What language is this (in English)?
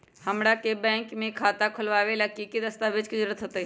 Magahi